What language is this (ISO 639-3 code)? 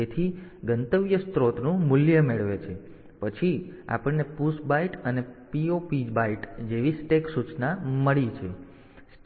guj